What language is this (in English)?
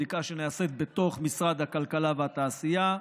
Hebrew